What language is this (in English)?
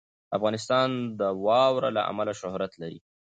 Pashto